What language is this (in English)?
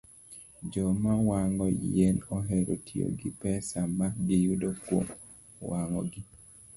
Luo (Kenya and Tanzania)